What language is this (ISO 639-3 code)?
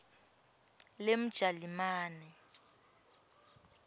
ssw